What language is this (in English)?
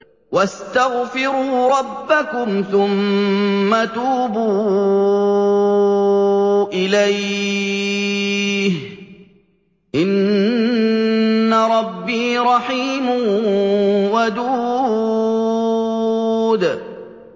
Arabic